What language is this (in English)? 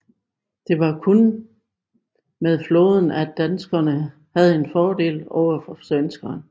Danish